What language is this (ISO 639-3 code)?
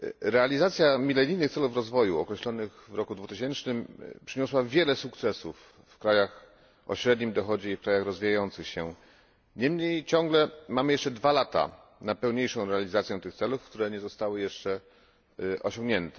pol